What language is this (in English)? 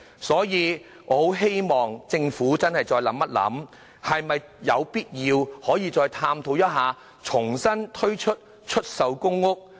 Cantonese